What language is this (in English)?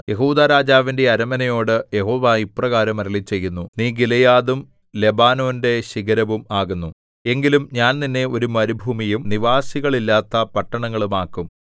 Malayalam